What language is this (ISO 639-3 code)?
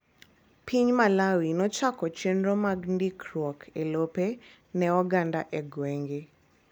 luo